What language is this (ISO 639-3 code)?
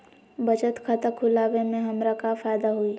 mag